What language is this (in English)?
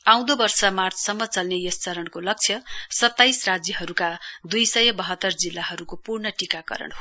Nepali